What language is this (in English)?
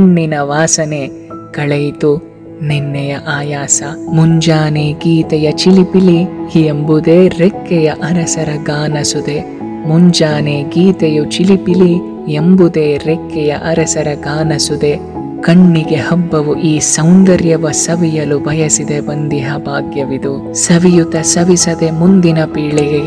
Kannada